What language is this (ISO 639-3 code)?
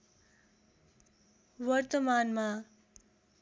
nep